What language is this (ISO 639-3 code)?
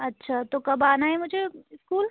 urd